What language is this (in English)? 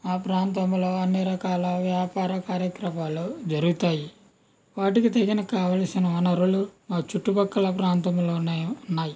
Telugu